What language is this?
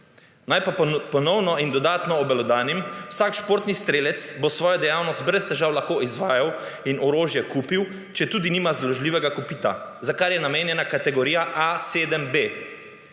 Slovenian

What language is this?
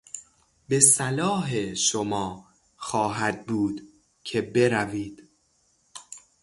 Persian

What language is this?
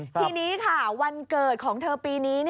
Thai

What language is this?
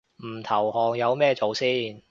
Cantonese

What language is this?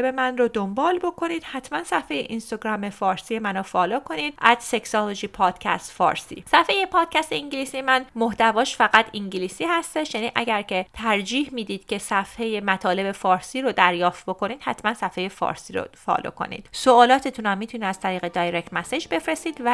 Persian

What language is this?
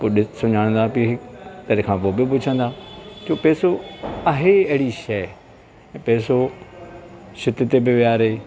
Sindhi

